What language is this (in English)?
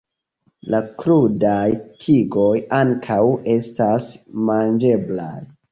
Esperanto